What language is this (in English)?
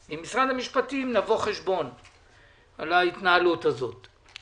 Hebrew